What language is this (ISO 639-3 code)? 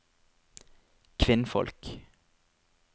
nor